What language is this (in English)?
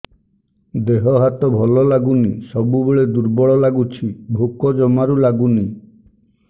Odia